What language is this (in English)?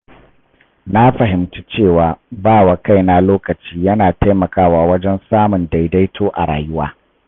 Hausa